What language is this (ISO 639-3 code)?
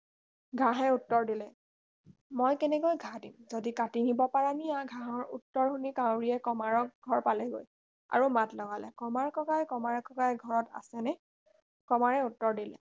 asm